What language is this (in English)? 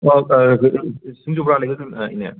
Manipuri